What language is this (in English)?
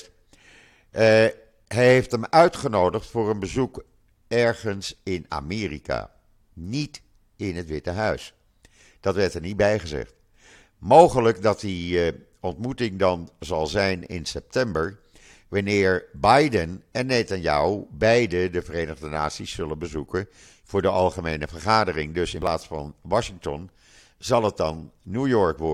Dutch